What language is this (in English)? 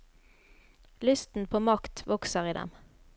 Norwegian